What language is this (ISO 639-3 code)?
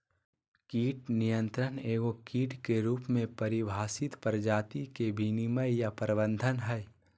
mag